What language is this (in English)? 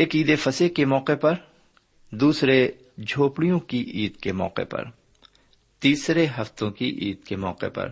Urdu